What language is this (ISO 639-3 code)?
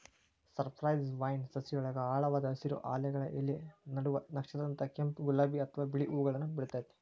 kan